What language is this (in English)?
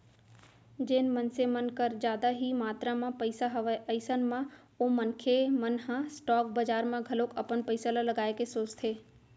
Chhattisgarhi